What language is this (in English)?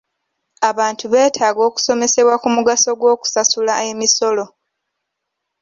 Ganda